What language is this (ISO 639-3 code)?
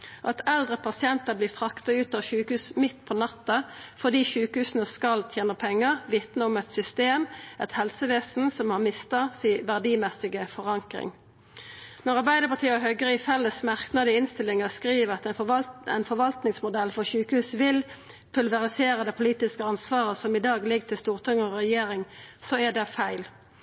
nno